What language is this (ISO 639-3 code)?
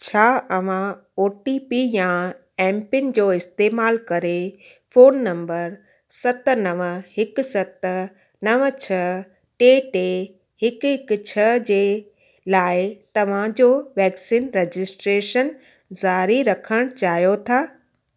snd